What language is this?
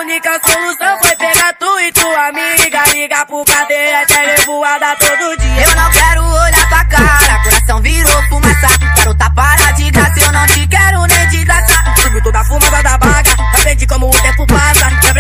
Portuguese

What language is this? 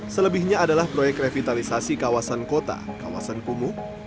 Indonesian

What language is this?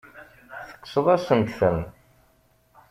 Kabyle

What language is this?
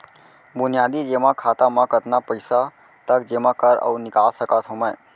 Chhattisgarhi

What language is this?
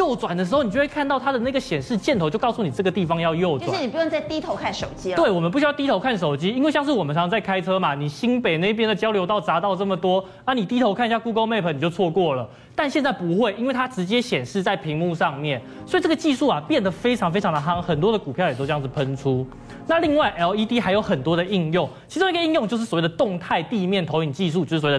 Chinese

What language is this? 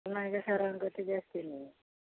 Odia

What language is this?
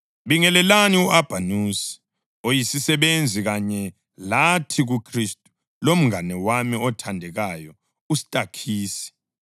North Ndebele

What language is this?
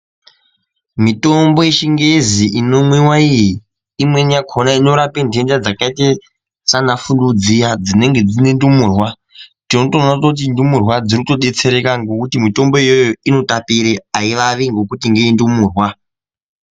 Ndau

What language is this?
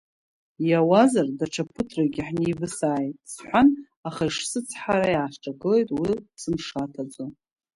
Abkhazian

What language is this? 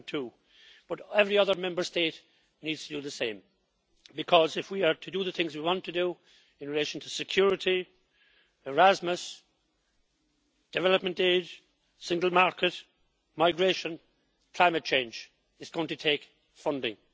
English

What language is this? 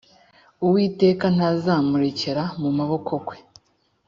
Kinyarwanda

